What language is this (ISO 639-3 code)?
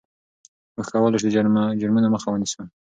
pus